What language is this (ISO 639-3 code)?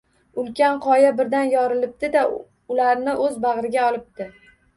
uzb